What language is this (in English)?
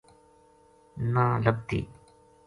Gujari